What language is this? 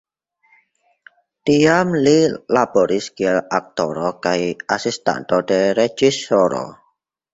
Esperanto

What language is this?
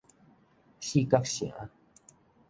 Min Nan Chinese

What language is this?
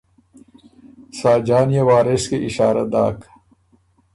Ormuri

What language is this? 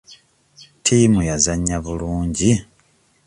Ganda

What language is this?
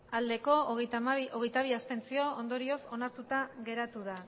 Basque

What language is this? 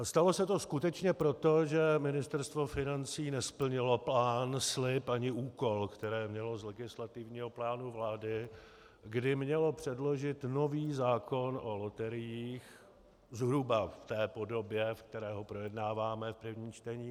Czech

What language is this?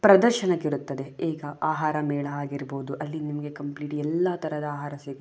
Kannada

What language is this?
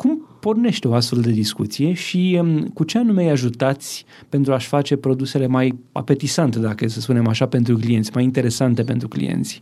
Romanian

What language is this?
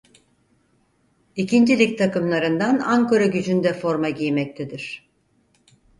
Turkish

